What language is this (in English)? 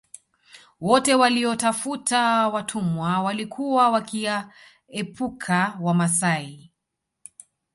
Swahili